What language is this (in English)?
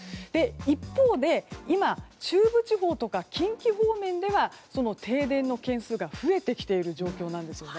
Japanese